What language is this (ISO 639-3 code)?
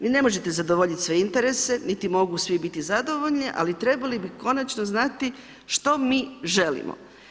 hrv